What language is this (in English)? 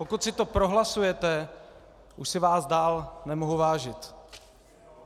Czech